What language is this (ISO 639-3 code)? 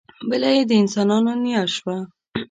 pus